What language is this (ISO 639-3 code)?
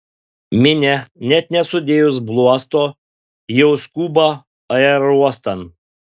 lit